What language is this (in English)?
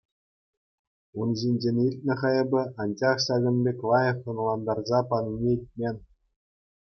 Chuvash